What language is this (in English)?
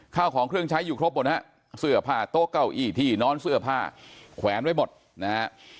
Thai